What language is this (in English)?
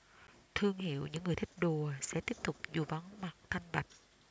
Vietnamese